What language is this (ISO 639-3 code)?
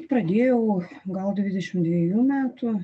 lit